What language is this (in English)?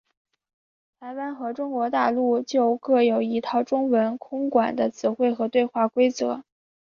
Chinese